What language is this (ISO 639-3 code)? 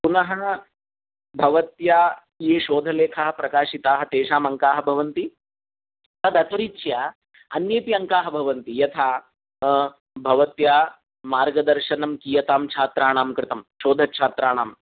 san